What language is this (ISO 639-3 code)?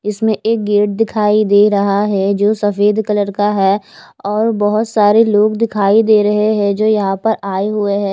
hin